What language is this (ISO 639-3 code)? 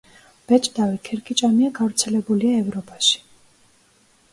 kat